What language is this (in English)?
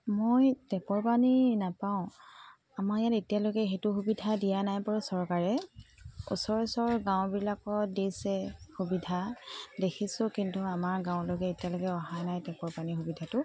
Assamese